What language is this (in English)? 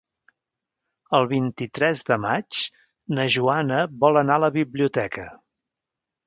Catalan